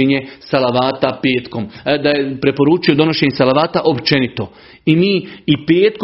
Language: Croatian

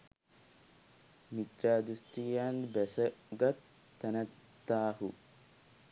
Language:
Sinhala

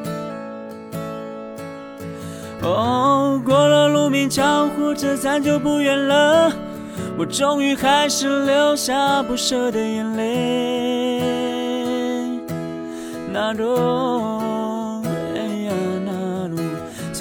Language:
Chinese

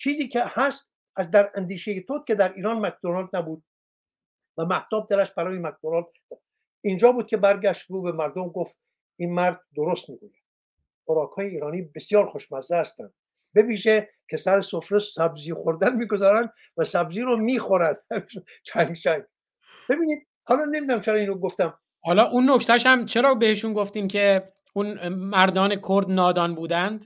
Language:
Persian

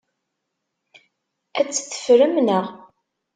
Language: Kabyle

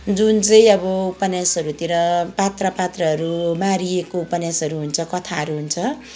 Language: Nepali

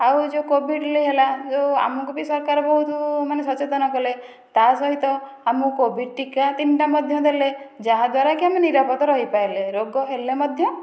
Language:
Odia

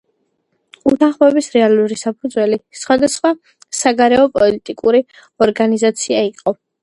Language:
Georgian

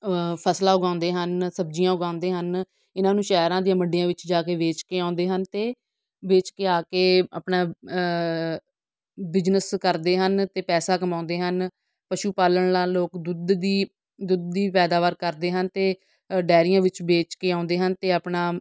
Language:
Punjabi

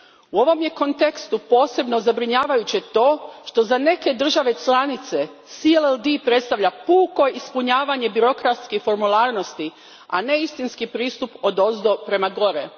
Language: Croatian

